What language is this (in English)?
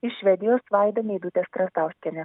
Lithuanian